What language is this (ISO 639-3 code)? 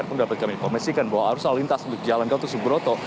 ind